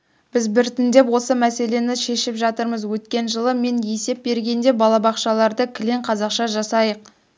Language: Kazakh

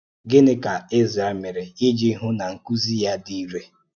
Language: Igbo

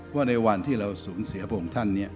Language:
Thai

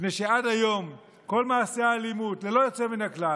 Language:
Hebrew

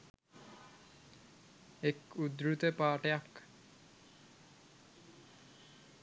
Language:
Sinhala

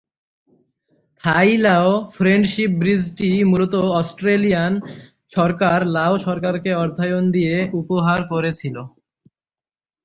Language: Bangla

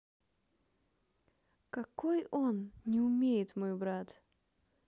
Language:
Russian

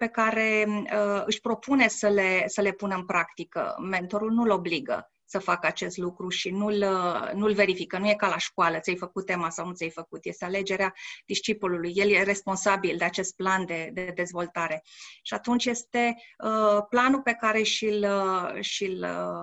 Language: Romanian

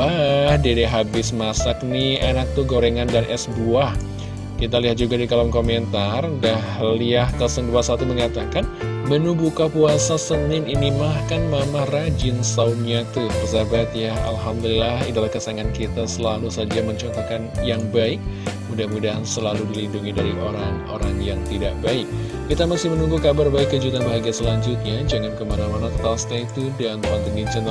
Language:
Indonesian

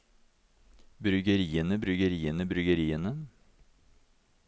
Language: Norwegian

